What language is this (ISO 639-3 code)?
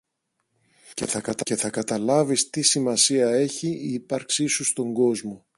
ell